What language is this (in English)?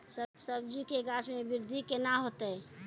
Maithili